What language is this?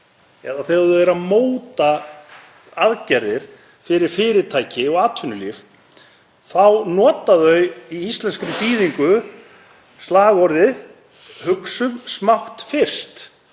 Icelandic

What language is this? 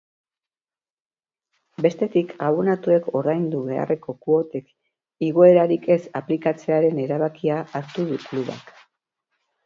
Basque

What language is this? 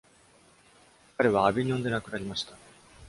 Japanese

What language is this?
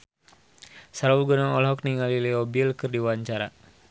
Sundanese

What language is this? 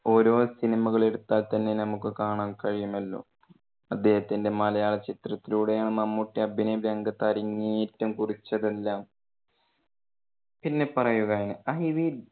Malayalam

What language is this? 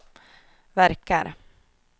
Swedish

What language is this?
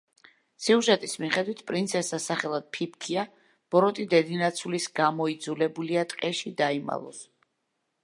Georgian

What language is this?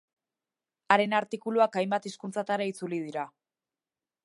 Basque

